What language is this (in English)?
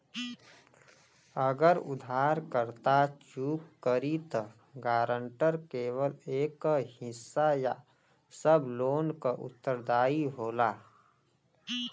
Bhojpuri